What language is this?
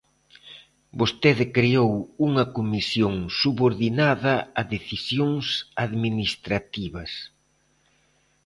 Galician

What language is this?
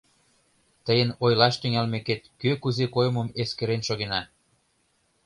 Mari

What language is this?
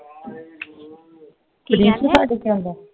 Punjabi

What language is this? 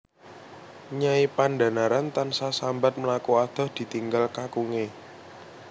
Javanese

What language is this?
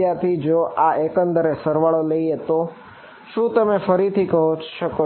Gujarati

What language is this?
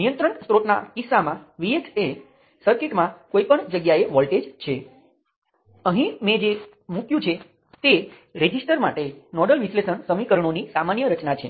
Gujarati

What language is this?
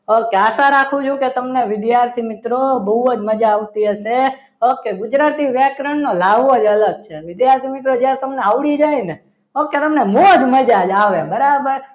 Gujarati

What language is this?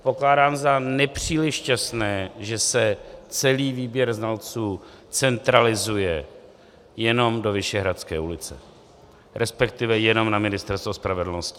Czech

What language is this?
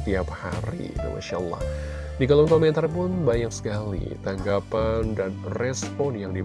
Indonesian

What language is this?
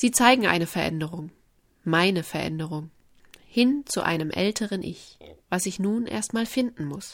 German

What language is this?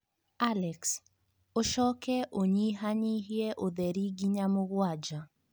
Kikuyu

